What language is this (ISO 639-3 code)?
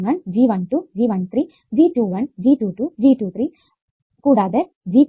mal